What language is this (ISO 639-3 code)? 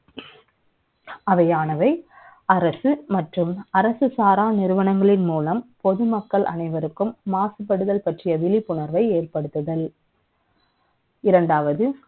tam